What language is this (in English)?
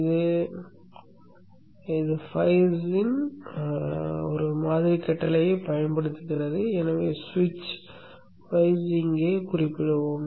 Tamil